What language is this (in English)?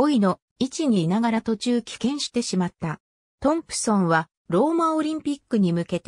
Japanese